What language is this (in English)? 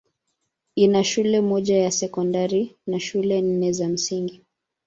Swahili